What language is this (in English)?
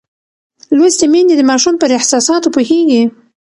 Pashto